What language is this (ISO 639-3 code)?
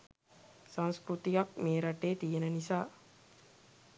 sin